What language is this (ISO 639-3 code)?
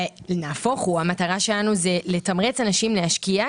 heb